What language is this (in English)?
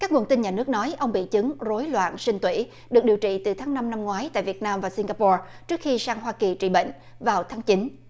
Vietnamese